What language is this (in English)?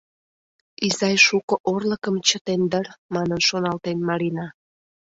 Mari